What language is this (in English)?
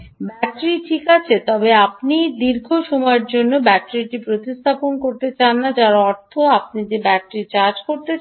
Bangla